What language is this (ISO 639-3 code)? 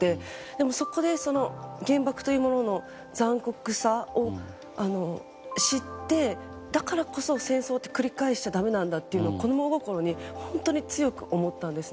jpn